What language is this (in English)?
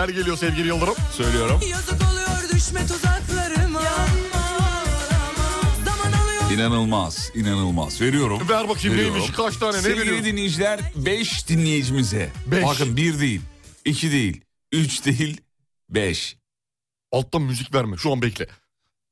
Turkish